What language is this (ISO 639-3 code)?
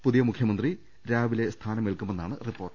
mal